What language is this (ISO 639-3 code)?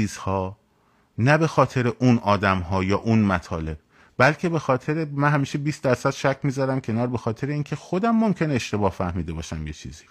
fas